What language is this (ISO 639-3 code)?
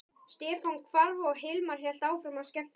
isl